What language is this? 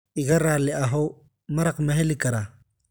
Somali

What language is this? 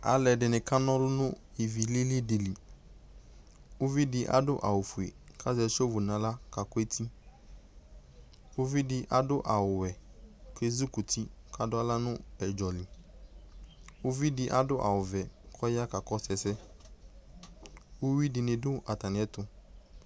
Ikposo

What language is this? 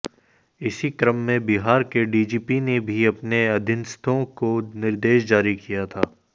Hindi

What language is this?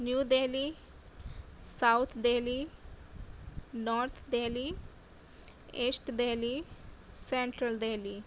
Urdu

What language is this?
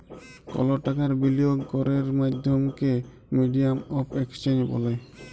Bangla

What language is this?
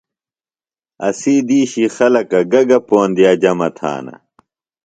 Phalura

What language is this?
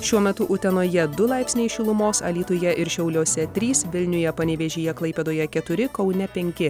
Lithuanian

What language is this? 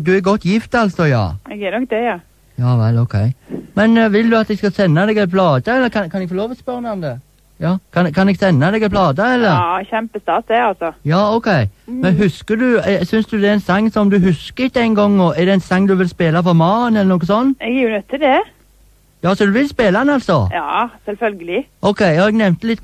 Norwegian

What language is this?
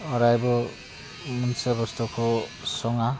Bodo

